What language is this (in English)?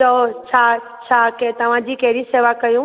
Sindhi